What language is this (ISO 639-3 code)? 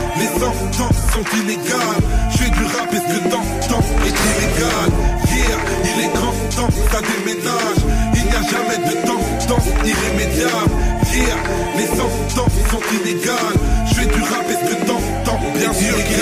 fra